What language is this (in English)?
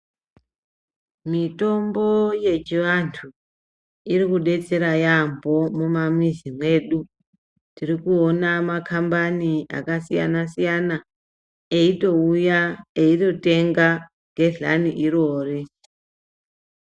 Ndau